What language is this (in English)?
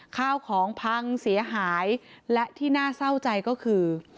Thai